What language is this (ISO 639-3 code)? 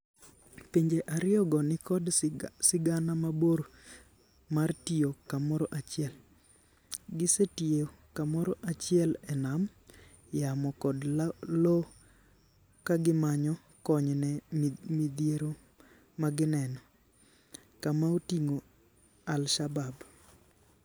luo